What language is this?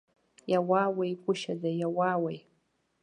Abkhazian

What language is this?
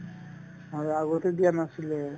Assamese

